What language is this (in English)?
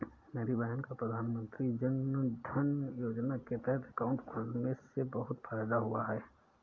Hindi